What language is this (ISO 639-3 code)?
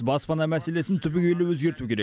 kaz